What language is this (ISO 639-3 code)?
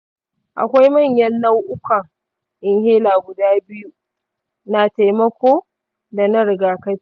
hau